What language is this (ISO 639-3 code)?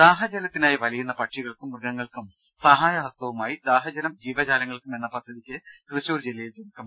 mal